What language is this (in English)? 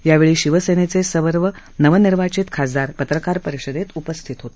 Marathi